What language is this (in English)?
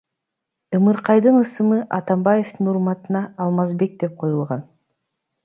Kyrgyz